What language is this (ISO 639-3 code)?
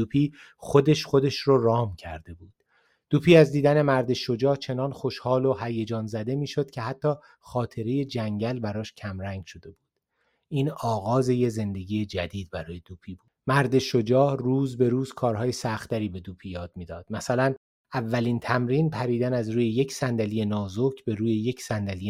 fas